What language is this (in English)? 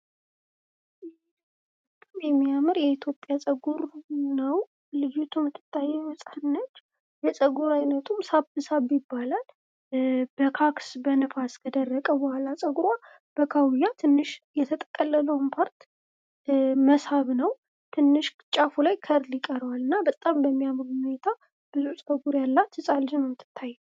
Amharic